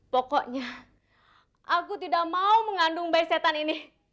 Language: Indonesian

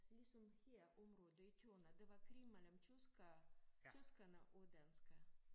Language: Danish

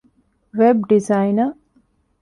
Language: Divehi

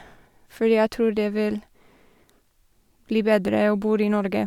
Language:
Norwegian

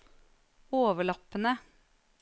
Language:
Norwegian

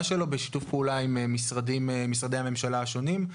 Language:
Hebrew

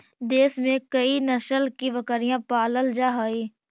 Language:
Magahi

